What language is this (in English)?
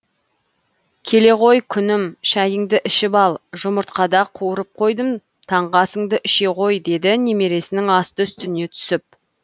Kazakh